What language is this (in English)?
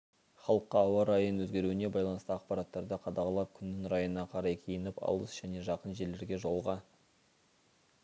Kazakh